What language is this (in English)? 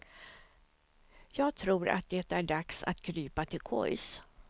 Swedish